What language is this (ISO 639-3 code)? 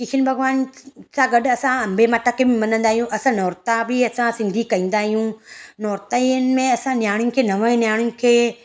snd